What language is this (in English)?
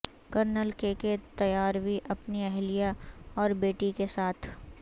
Urdu